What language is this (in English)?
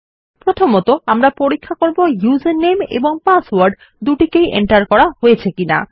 Bangla